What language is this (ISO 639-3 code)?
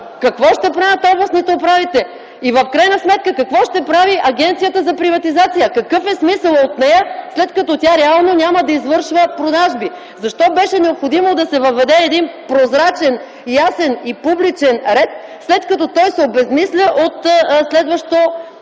bul